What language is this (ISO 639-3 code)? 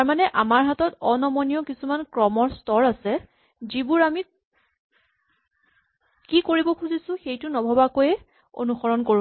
asm